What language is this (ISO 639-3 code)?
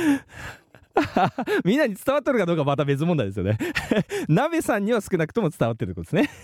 jpn